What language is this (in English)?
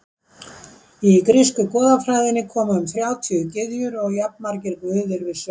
Icelandic